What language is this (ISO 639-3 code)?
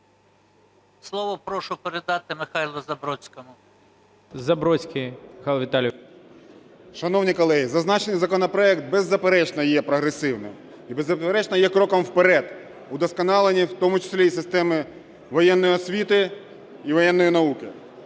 ukr